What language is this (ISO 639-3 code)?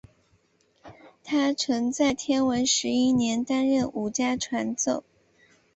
zho